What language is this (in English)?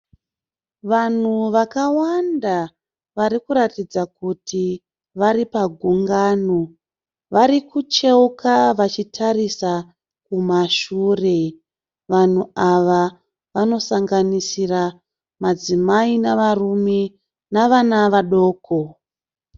Shona